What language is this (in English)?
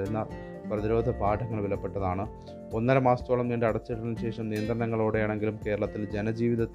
Malayalam